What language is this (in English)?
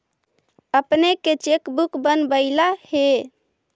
Magahi